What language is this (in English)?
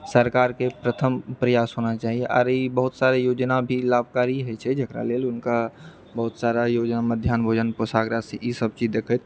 Maithili